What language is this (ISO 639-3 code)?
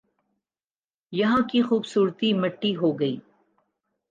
urd